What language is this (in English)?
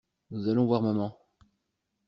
French